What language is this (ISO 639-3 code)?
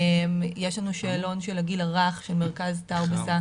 heb